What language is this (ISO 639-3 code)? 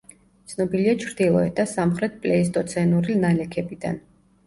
kat